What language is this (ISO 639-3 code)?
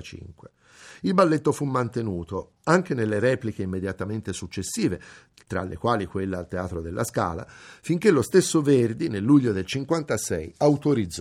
ita